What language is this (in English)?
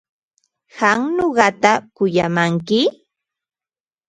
Ambo-Pasco Quechua